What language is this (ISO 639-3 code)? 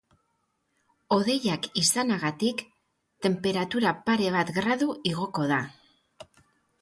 eus